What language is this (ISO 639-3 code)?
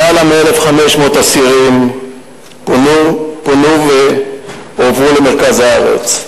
heb